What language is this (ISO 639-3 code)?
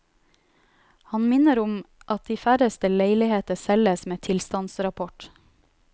nor